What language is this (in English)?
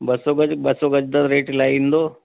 Sindhi